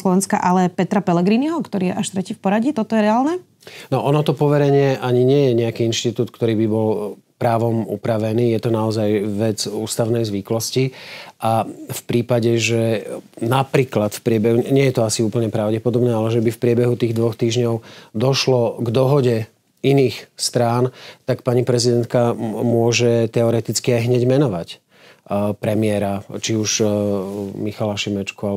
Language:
Slovak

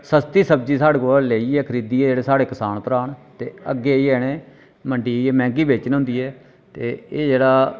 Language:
Dogri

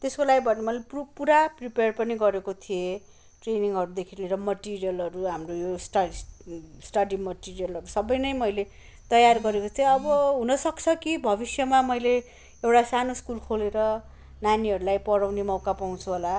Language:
Nepali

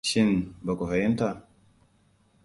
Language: Hausa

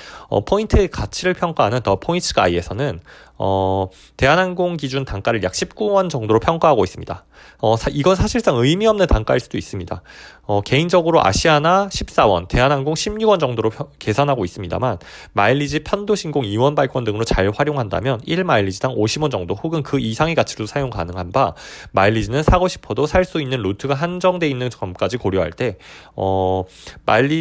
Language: Korean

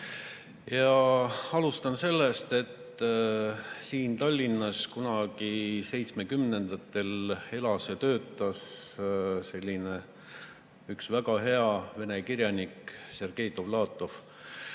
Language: Estonian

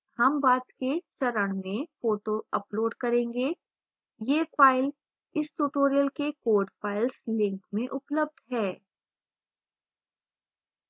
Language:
Hindi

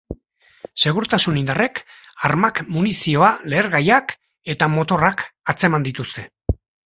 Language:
Basque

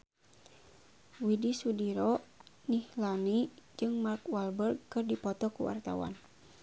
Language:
Sundanese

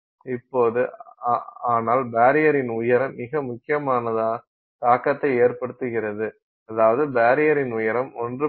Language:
Tamil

